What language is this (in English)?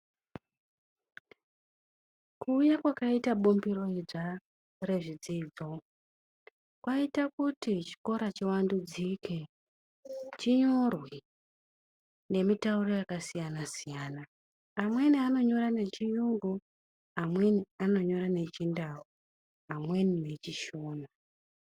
Ndau